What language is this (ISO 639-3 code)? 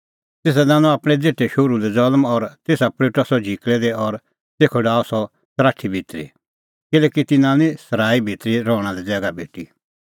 kfx